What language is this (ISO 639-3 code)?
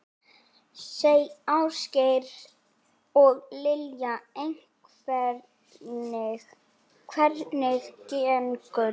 isl